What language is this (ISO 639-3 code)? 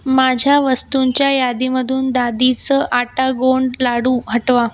mar